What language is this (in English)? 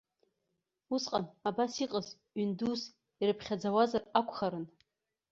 Abkhazian